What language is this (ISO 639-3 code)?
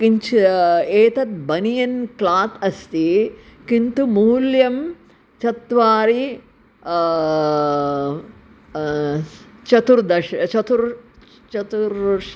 san